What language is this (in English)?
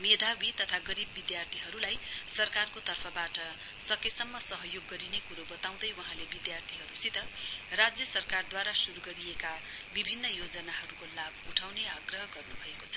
Nepali